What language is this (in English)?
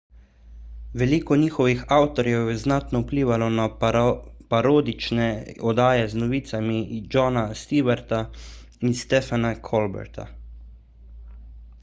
Slovenian